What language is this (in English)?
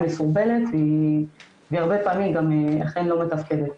Hebrew